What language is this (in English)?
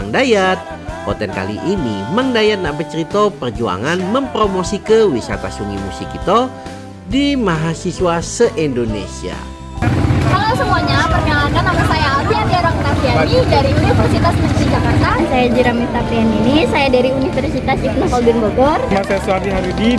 Indonesian